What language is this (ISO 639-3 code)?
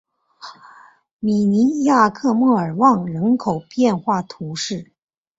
zho